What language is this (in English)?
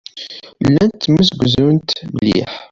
Kabyle